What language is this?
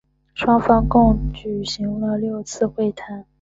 Chinese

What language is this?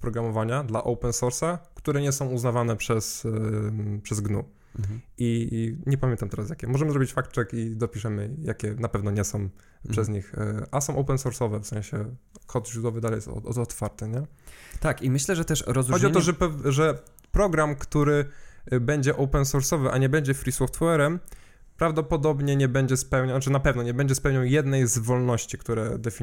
Polish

